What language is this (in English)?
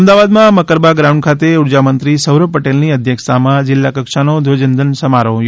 Gujarati